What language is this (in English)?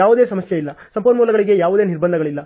Kannada